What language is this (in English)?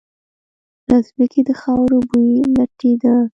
Pashto